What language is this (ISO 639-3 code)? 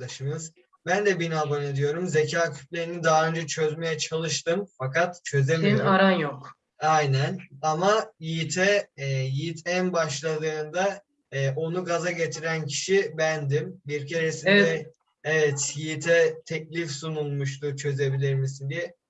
tur